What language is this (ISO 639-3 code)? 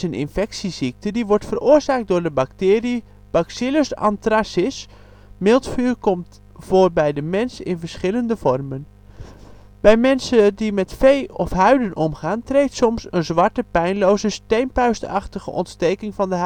nld